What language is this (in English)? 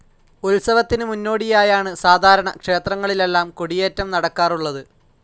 Malayalam